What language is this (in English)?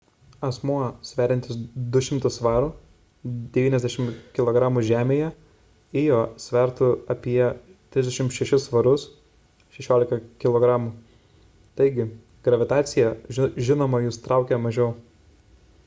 Lithuanian